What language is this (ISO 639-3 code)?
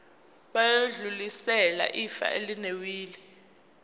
zul